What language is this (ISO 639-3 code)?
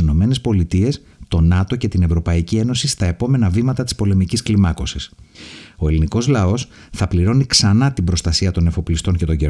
ell